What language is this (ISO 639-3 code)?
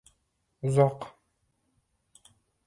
uzb